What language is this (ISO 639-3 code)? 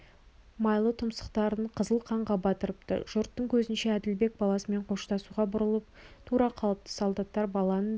kaz